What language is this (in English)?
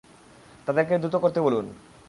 Bangla